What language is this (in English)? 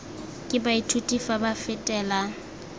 Tswana